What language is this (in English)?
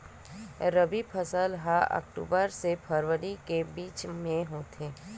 Chhattisgarhi